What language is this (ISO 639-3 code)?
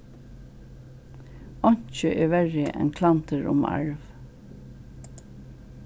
fao